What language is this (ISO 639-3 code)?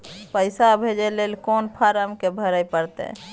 mai